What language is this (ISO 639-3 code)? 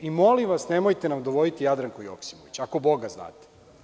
srp